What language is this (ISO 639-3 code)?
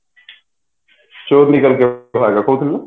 ori